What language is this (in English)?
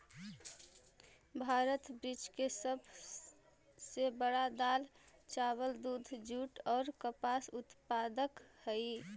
Magahi